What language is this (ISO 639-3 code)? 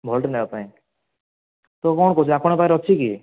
ori